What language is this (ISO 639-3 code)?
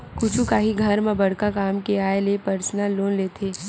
hne